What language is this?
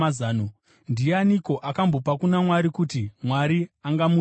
Shona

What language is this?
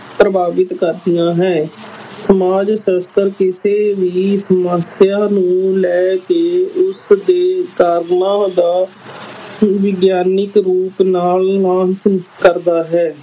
Punjabi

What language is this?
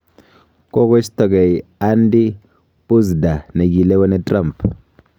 Kalenjin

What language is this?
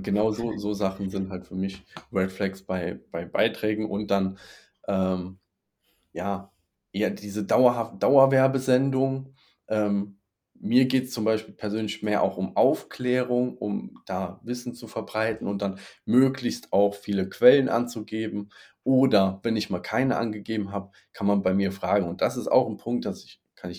German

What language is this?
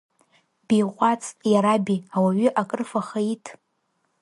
Abkhazian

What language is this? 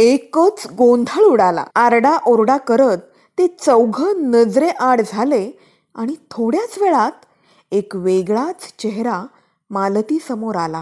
Marathi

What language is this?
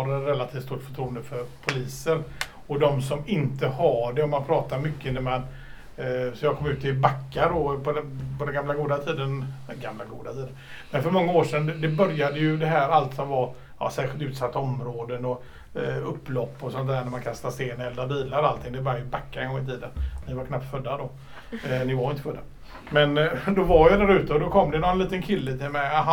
Swedish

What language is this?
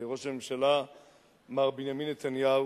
Hebrew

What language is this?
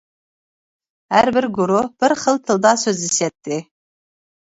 Uyghur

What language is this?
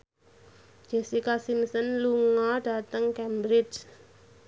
Javanese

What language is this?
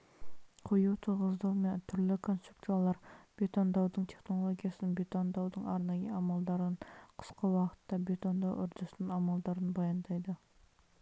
Kazakh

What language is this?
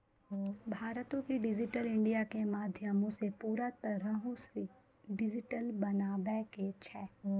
Maithili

